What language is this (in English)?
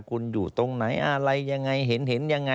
Thai